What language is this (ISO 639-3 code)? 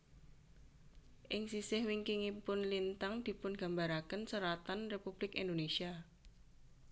jav